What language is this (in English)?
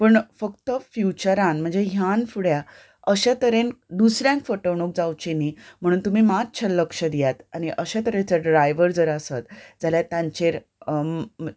Konkani